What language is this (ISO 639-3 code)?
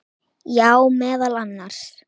isl